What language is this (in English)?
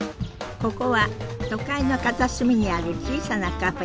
Japanese